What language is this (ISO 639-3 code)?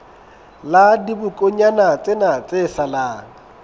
sot